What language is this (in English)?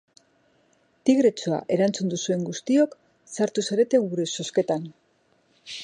Basque